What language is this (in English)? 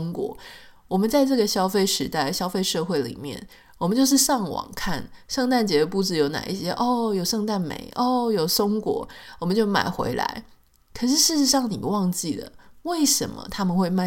Chinese